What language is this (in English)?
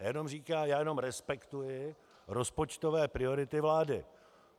Czech